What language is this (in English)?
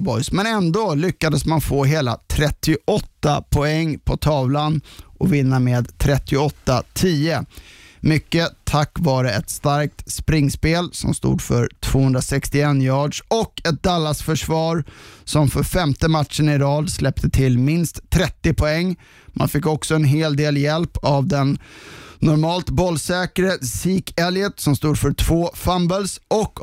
Swedish